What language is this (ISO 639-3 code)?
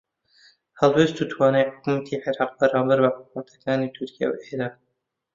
ckb